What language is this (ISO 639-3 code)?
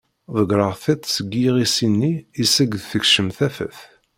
kab